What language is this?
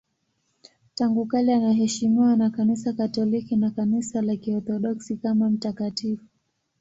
Swahili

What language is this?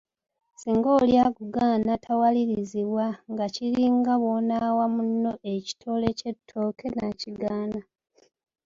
Ganda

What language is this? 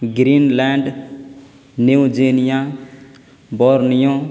Urdu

